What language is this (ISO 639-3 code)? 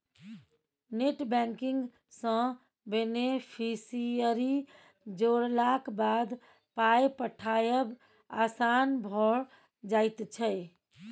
mai